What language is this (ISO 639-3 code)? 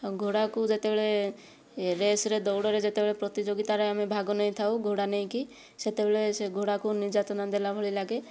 ori